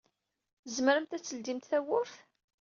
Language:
Kabyle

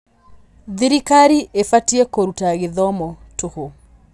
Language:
Kikuyu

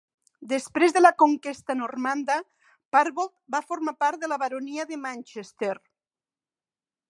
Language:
Catalan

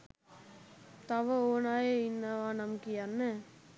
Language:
Sinhala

